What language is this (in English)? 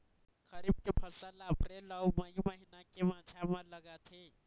Chhattisgarhi